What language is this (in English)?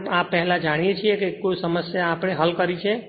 Gujarati